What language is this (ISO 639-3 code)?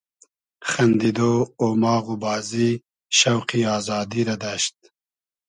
haz